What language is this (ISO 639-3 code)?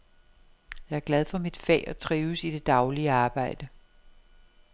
dan